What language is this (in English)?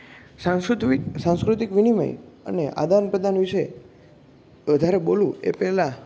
Gujarati